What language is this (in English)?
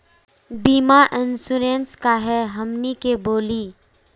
Magahi